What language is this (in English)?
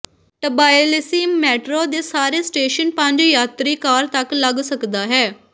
Punjabi